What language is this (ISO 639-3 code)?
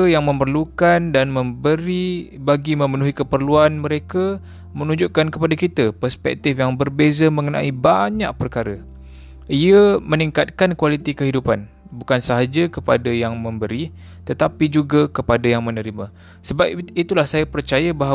msa